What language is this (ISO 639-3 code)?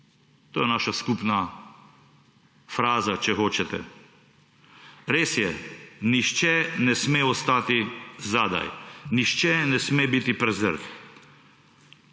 slv